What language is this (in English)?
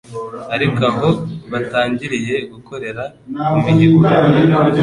Kinyarwanda